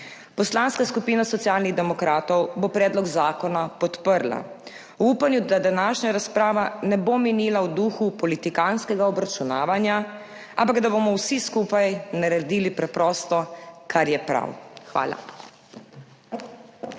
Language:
Slovenian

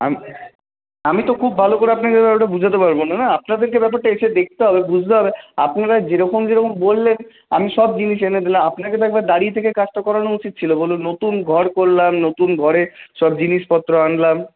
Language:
Bangla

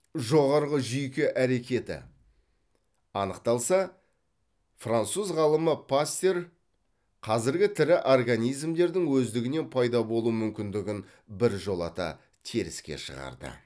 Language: Kazakh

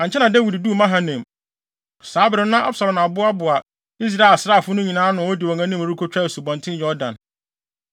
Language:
Akan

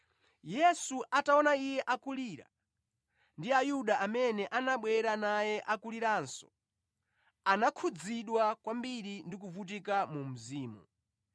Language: Nyanja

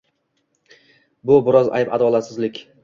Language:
Uzbek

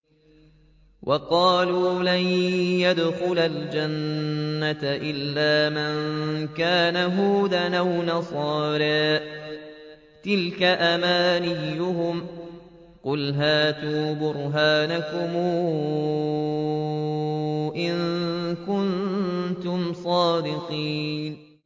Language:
Arabic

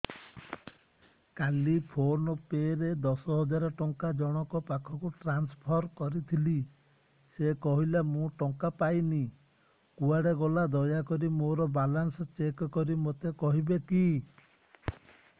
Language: Odia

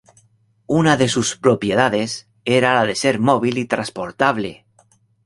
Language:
Spanish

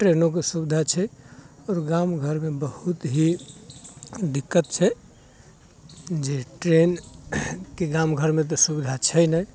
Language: Maithili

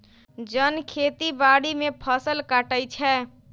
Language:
Magahi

